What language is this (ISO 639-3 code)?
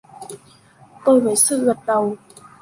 vie